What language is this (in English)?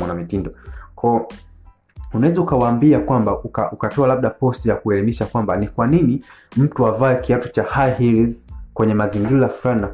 Swahili